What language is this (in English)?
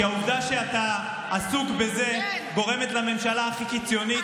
Hebrew